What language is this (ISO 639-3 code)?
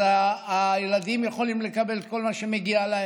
heb